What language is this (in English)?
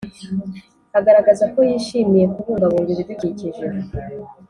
Kinyarwanda